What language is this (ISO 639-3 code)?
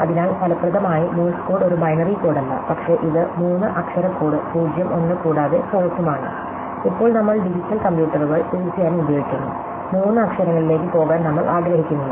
mal